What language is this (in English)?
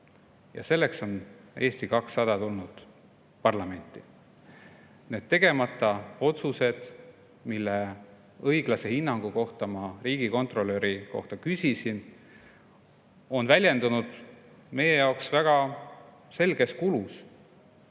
Estonian